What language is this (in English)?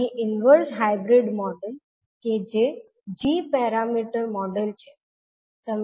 Gujarati